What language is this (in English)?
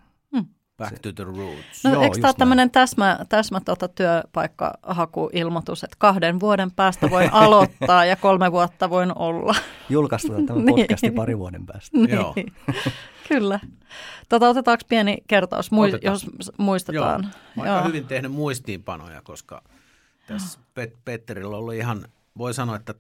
Finnish